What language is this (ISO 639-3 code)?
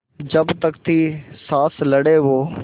hin